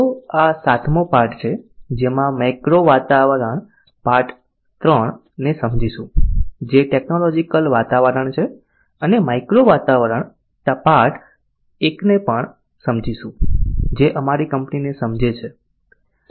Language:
Gujarati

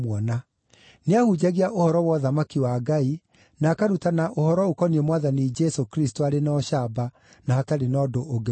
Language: Kikuyu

